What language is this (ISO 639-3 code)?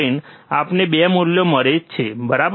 guj